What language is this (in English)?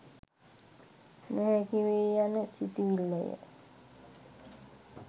Sinhala